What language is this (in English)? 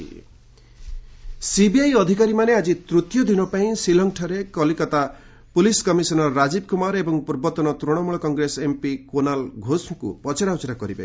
Odia